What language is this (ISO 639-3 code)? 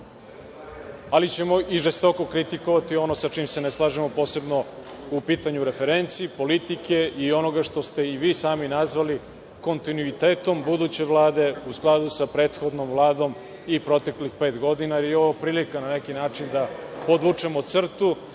srp